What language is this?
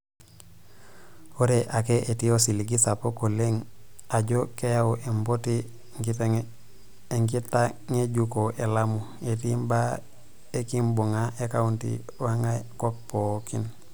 Masai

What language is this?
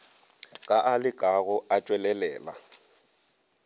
Northern Sotho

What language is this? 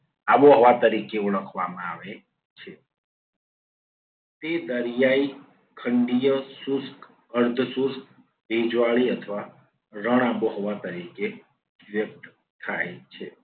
Gujarati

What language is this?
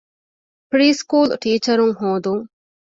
Divehi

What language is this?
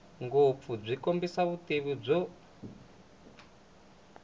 Tsonga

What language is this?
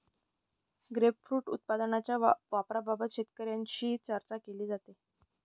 Marathi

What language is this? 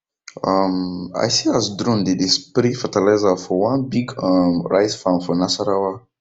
Nigerian Pidgin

